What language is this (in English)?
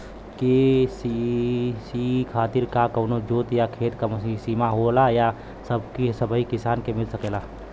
Bhojpuri